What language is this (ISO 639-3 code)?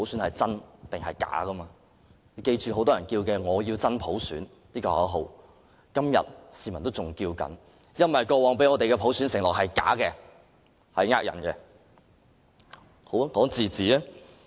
yue